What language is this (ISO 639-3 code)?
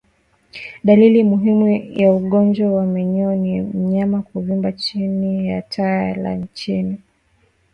swa